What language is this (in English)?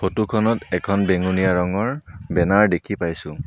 Assamese